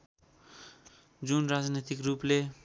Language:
Nepali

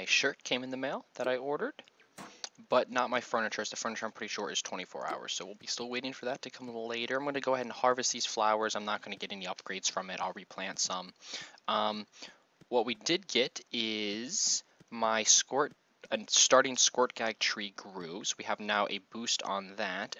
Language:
English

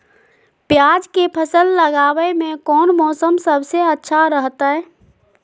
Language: Magahi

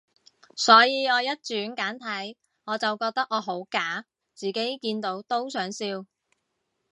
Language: Cantonese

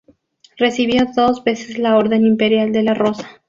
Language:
Spanish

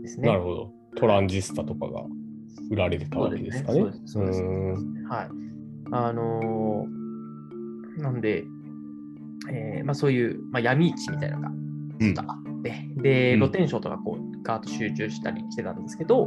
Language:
Japanese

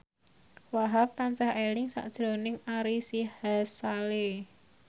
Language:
Javanese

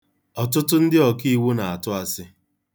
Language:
Igbo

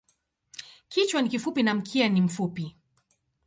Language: Swahili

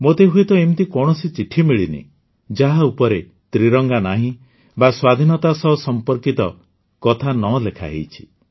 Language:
Odia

